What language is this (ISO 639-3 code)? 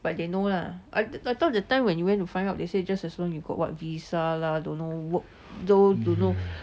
eng